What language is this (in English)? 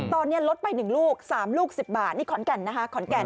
Thai